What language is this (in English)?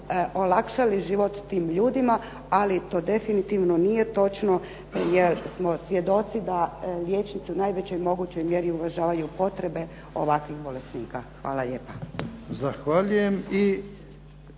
Croatian